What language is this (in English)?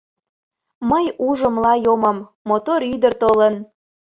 Mari